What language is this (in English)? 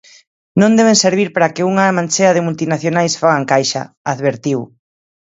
Galician